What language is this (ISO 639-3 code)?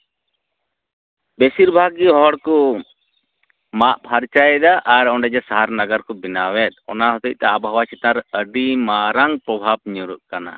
sat